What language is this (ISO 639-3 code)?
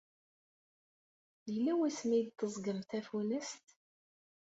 kab